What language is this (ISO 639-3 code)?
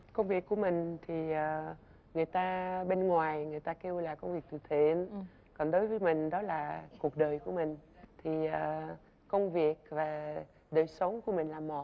vie